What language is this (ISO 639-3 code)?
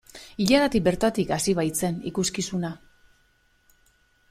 eus